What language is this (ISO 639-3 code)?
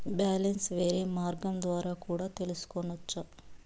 tel